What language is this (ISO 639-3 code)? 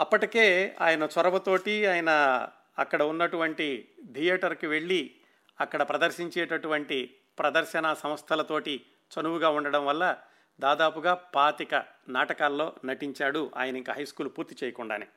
tel